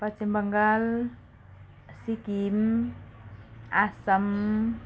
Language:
Nepali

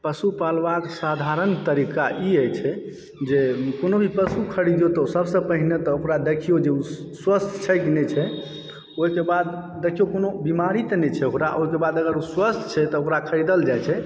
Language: Maithili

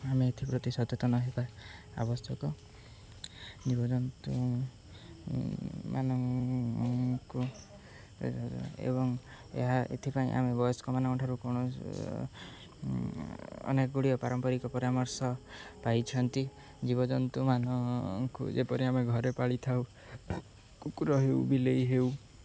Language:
Odia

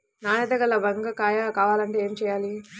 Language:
Telugu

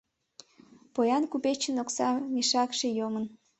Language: Mari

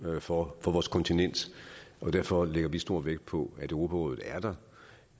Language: Danish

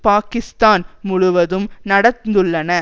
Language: Tamil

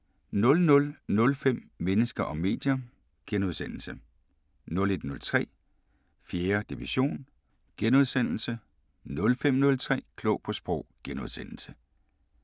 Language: Danish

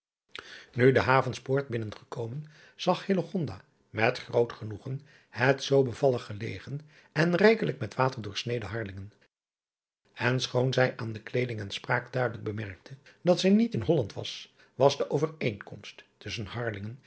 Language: Dutch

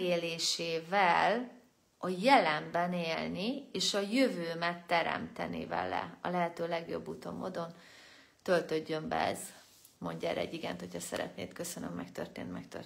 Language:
Hungarian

